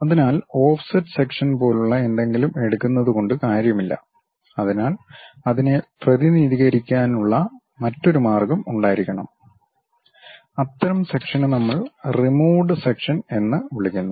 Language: Malayalam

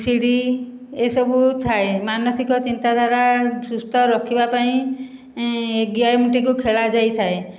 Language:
Odia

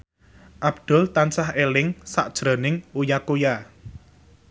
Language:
Javanese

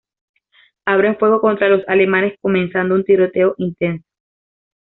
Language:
Spanish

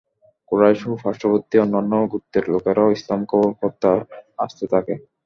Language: Bangla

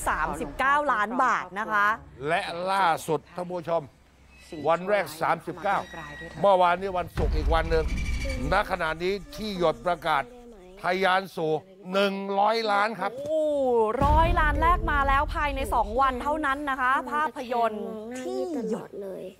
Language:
Thai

